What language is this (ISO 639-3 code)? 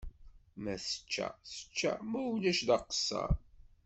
kab